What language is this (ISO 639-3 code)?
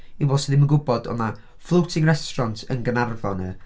cym